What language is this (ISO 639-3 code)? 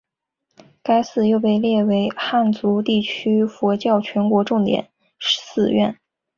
zho